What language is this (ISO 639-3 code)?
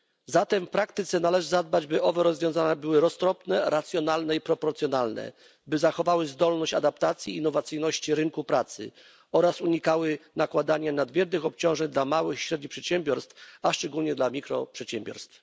pol